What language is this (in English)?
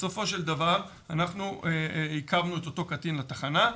Hebrew